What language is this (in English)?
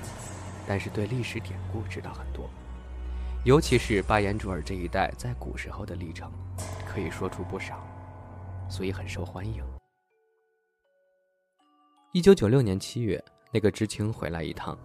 Chinese